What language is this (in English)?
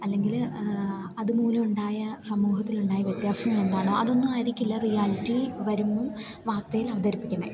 Malayalam